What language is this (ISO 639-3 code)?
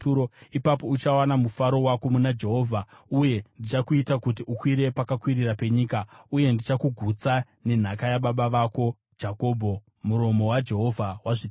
sna